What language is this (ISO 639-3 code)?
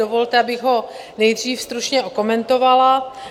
ces